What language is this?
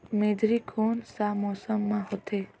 Chhattisgarhi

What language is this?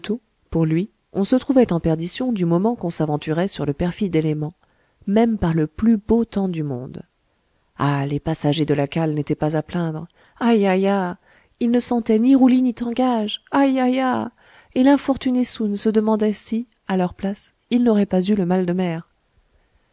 French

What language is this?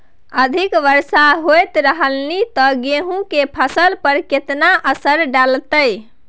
Maithili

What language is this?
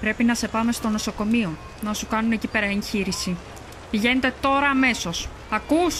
Greek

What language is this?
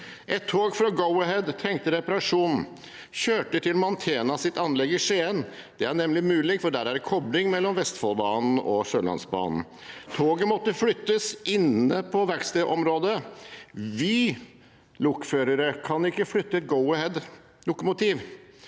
Norwegian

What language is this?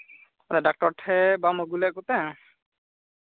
Santali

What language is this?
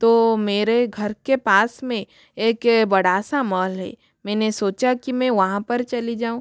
Hindi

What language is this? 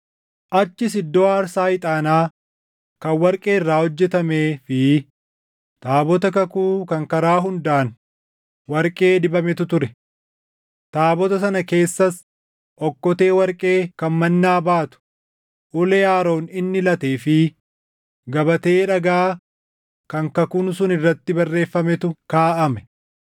Oromo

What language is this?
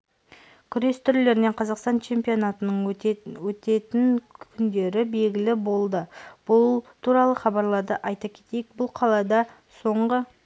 Kazakh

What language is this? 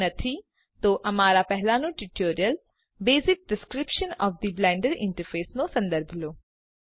Gujarati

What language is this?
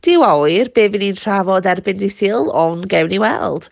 Welsh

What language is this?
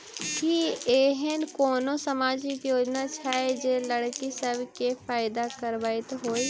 Maithili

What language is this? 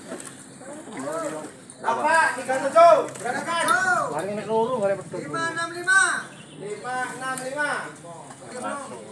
Indonesian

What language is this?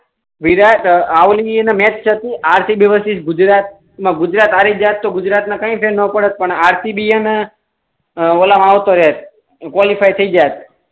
Gujarati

